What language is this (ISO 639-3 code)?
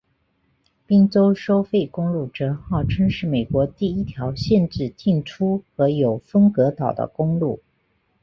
zho